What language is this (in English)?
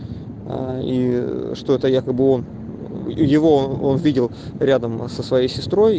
Russian